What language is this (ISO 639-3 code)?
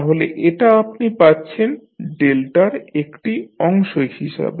ben